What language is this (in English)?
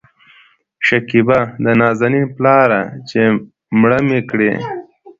Pashto